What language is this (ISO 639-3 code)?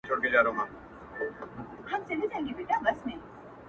pus